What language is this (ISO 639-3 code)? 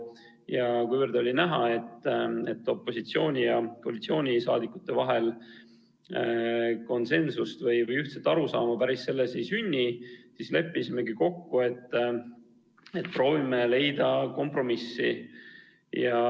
est